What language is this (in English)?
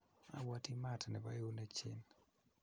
Kalenjin